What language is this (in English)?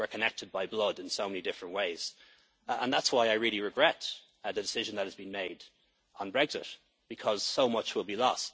English